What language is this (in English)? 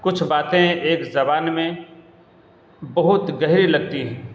Urdu